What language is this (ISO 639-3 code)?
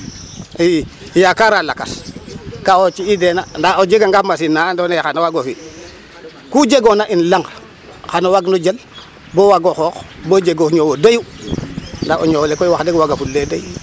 srr